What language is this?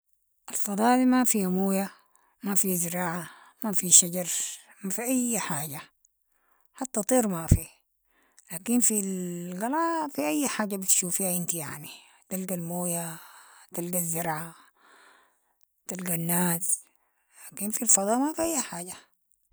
Sudanese Arabic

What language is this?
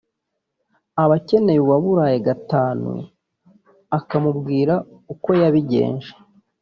Kinyarwanda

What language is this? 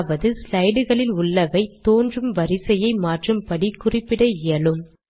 Tamil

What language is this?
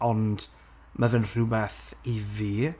Welsh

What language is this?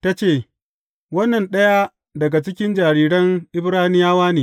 Hausa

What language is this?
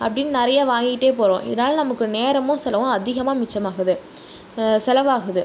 Tamil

